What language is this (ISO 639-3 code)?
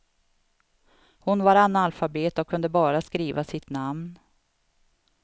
swe